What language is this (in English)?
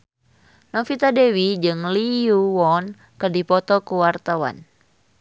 Sundanese